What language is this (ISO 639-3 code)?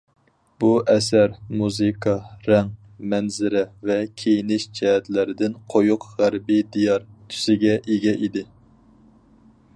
uig